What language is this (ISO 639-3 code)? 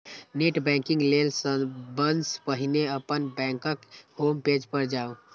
mai